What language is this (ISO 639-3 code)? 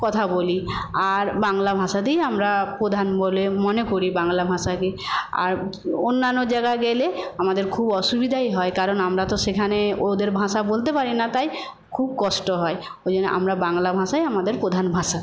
ben